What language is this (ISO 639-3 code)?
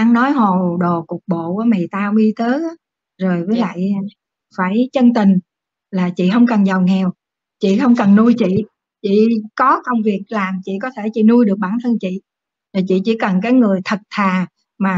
vie